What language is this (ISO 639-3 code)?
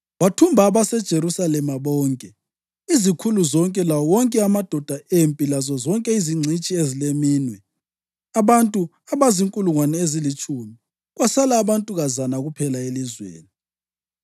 nde